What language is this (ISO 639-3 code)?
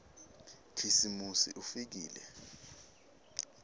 ssw